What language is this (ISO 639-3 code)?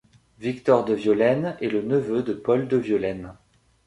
fra